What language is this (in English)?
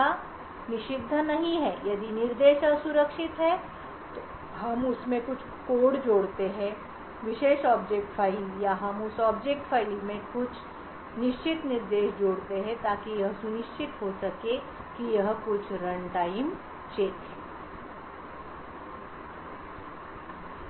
Hindi